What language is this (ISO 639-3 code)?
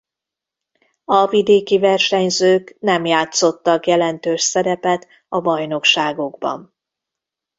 hun